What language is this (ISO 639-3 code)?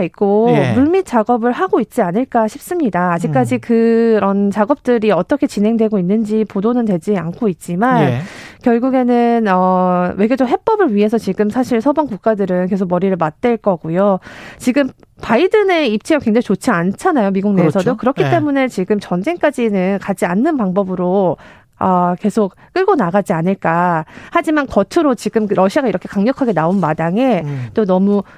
kor